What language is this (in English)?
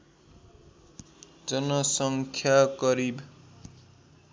Nepali